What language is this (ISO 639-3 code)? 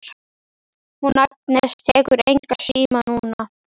isl